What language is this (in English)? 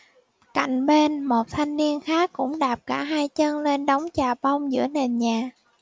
Vietnamese